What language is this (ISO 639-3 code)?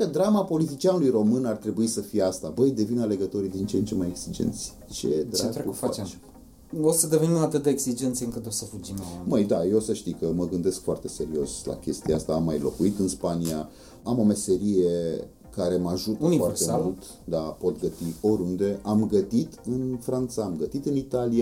ron